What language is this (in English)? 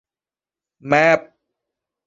Thai